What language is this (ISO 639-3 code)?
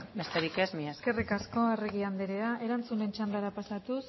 eus